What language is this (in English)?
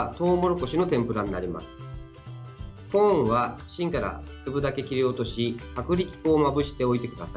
Japanese